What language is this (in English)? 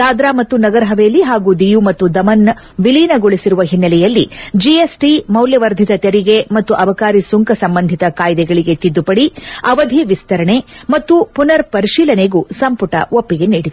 Kannada